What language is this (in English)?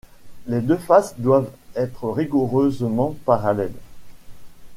French